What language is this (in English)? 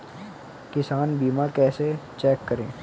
Hindi